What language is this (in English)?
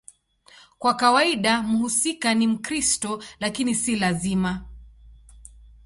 Swahili